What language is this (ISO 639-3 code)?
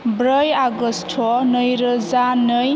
brx